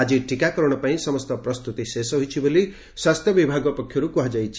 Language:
Odia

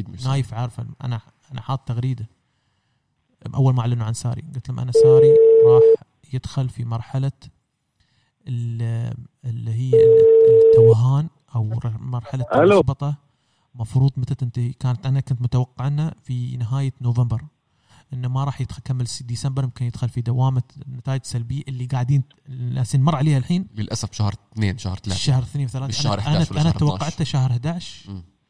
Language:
Arabic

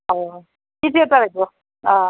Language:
Assamese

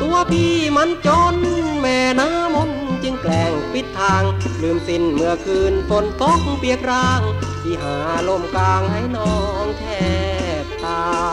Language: Thai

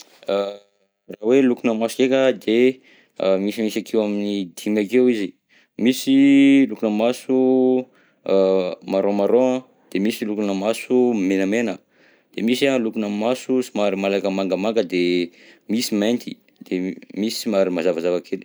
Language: Southern Betsimisaraka Malagasy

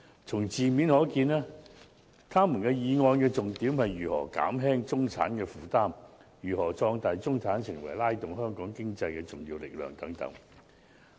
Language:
Cantonese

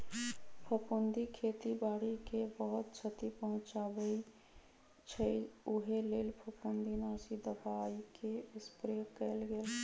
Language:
Magahi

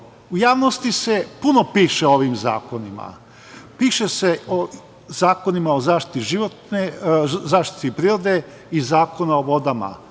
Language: Serbian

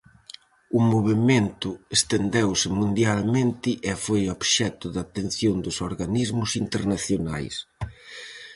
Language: Galician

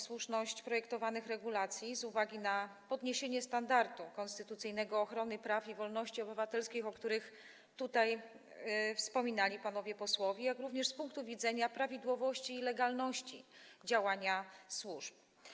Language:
Polish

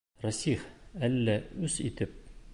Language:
Bashkir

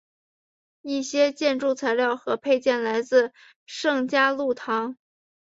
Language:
Chinese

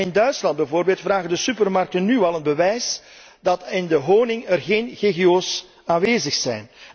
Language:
Dutch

